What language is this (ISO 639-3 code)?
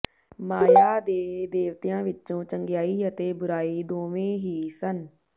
pan